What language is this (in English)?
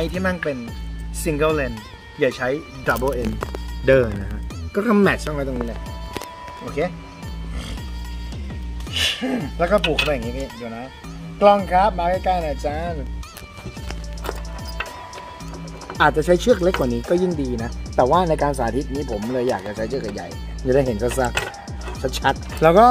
Thai